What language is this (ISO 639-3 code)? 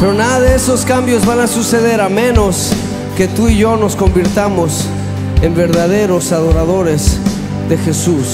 spa